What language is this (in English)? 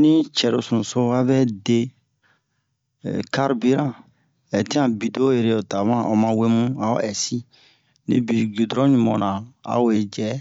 Bomu